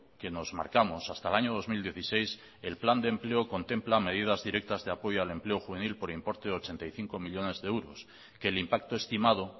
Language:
Spanish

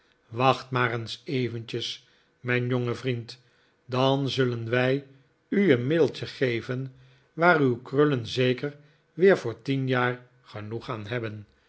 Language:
Dutch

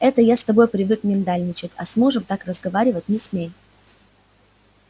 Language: Russian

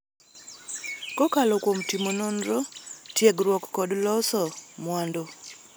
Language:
Luo (Kenya and Tanzania)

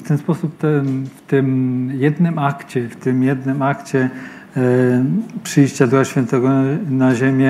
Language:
Polish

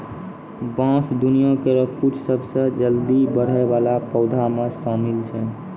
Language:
Maithili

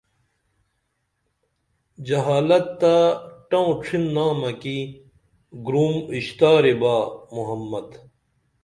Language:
Dameli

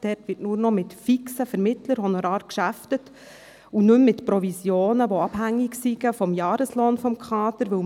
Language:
Swiss German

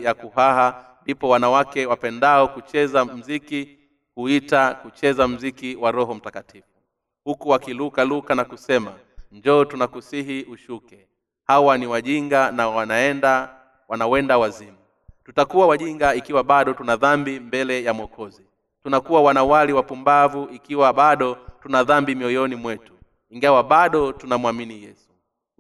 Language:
Swahili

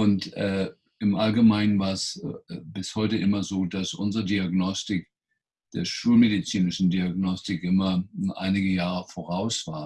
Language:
German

